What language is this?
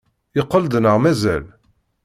Kabyle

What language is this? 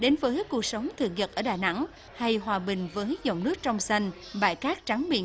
Vietnamese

